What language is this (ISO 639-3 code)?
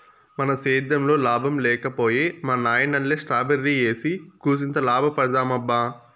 tel